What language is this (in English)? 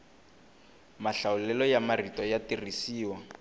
Tsonga